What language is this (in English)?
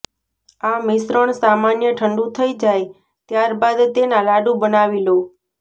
Gujarati